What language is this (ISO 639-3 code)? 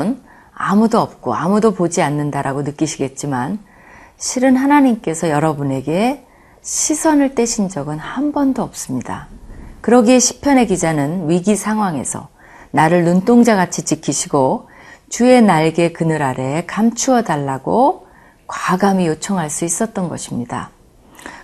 kor